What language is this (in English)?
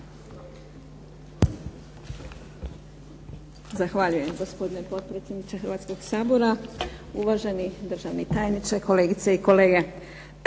Croatian